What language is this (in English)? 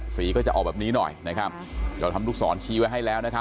Thai